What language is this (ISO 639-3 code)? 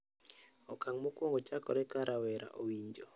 luo